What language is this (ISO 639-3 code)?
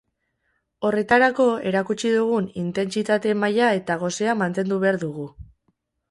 eus